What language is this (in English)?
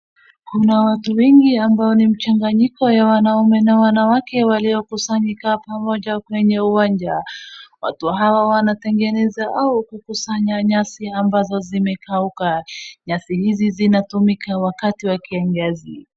Swahili